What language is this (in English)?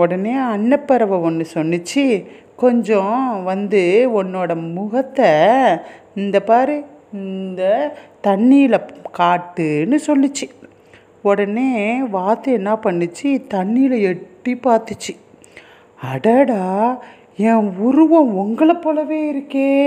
Tamil